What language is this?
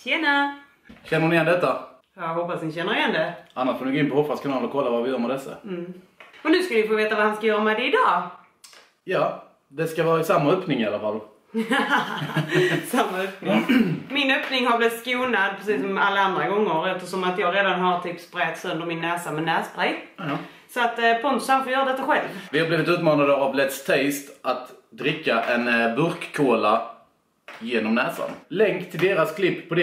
Swedish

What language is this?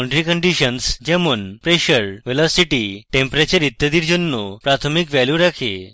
Bangla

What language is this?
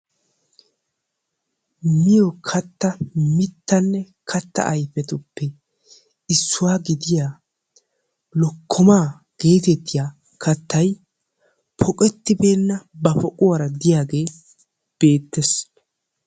Wolaytta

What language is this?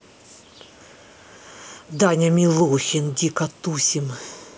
Russian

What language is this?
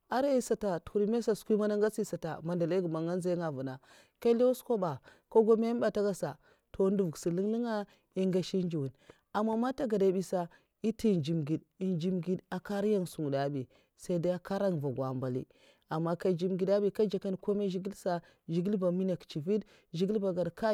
Mafa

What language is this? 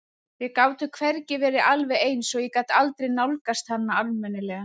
Icelandic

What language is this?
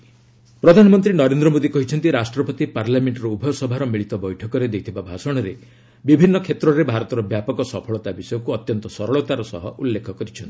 Odia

